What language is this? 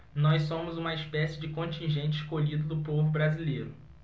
Portuguese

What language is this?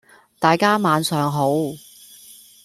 Cantonese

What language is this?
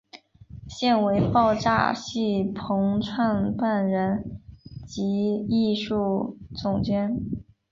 Chinese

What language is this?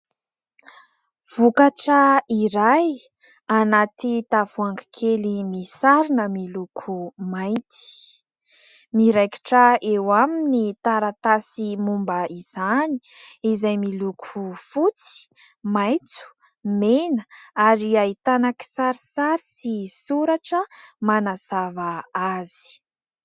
Malagasy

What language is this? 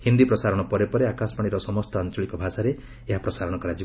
Odia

